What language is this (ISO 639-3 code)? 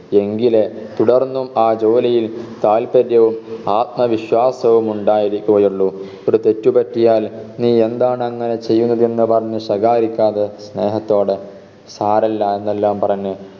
mal